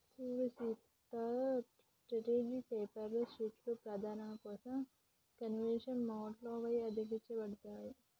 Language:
Telugu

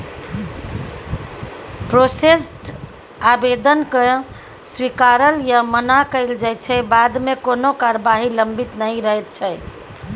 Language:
Maithili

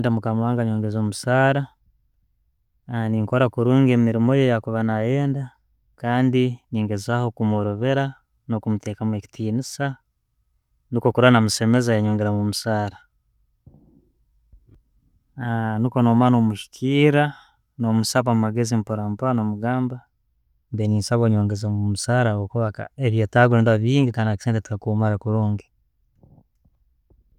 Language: Tooro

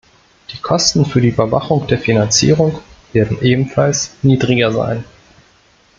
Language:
German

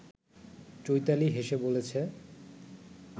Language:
Bangla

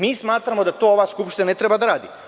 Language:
Serbian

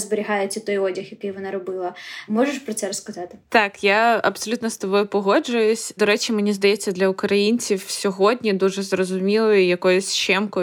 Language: Ukrainian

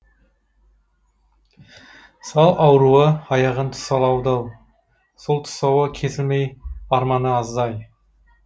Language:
Kazakh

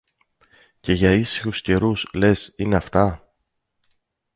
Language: Greek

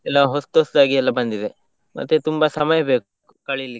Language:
Kannada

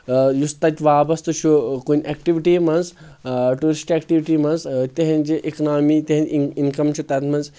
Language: Kashmiri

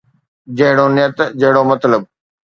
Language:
Sindhi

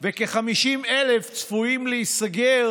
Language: Hebrew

